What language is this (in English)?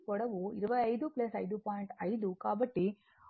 Telugu